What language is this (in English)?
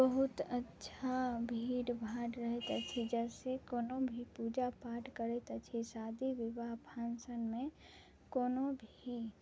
Maithili